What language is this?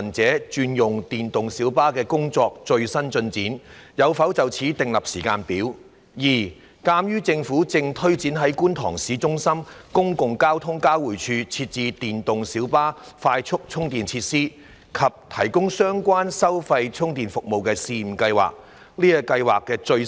Cantonese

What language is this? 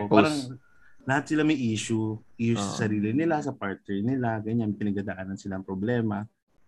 Filipino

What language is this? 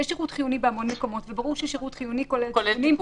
Hebrew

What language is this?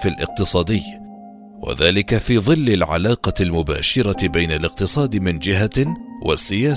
Arabic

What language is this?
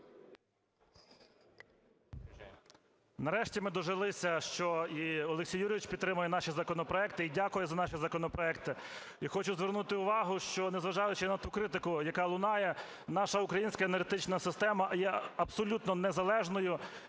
Ukrainian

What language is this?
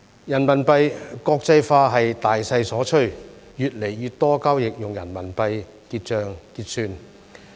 Cantonese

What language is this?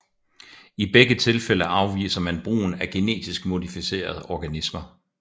Danish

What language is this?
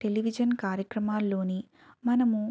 Telugu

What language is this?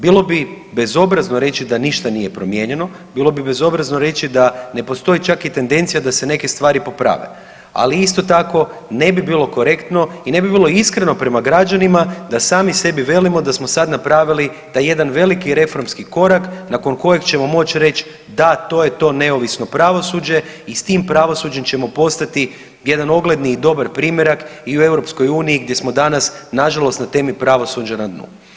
Croatian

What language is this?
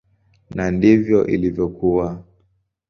Swahili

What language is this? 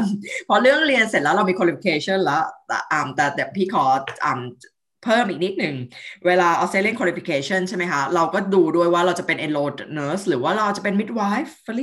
Thai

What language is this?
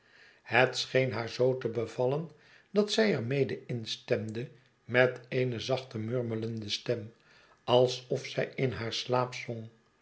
Dutch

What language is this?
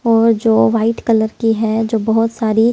Hindi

